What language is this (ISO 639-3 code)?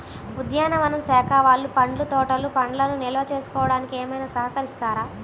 tel